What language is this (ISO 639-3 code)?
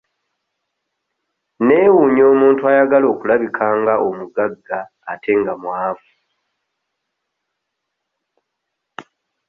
lug